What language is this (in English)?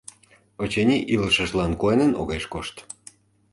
Mari